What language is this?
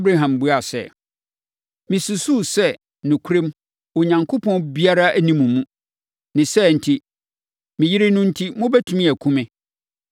Akan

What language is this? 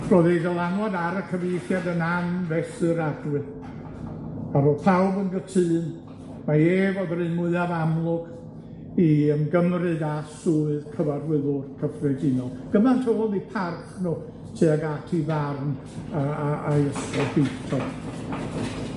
Welsh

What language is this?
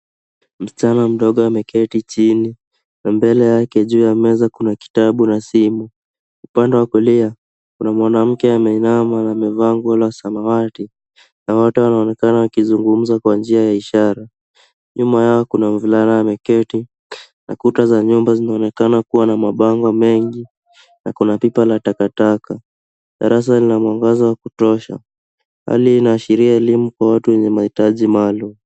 Swahili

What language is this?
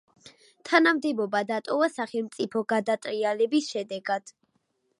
Georgian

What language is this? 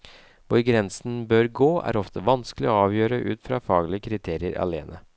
Norwegian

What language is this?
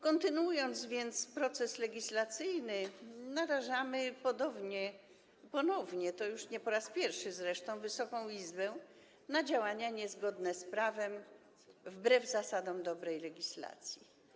Polish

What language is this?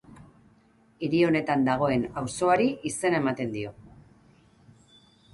Basque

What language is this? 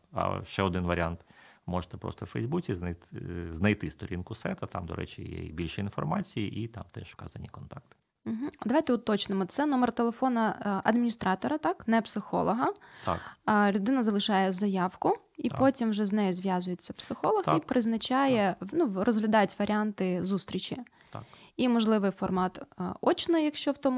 Ukrainian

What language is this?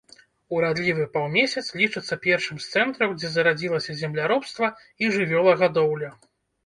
Belarusian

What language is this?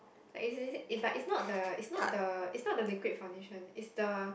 English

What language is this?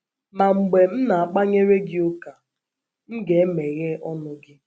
Igbo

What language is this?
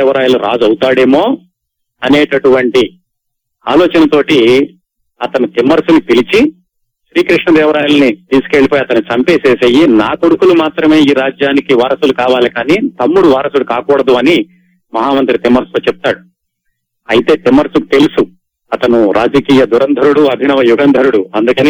Telugu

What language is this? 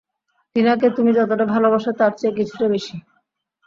Bangla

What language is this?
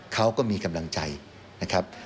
Thai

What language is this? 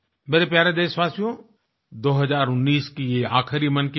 Hindi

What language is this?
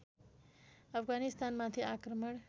Nepali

